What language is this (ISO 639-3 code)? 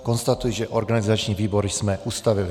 ces